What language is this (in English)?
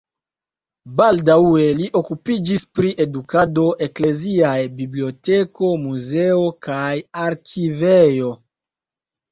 Esperanto